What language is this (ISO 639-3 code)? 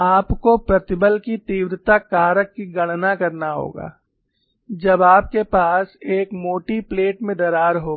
hin